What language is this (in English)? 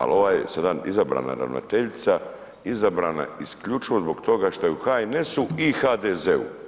Croatian